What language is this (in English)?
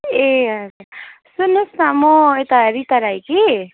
Nepali